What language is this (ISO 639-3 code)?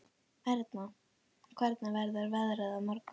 isl